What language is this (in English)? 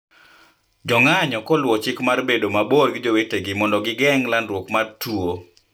Luo (Kenya and Tanzania)